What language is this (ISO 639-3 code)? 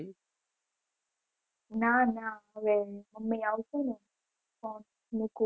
guj